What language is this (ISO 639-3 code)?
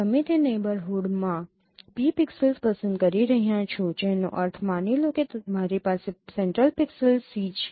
guj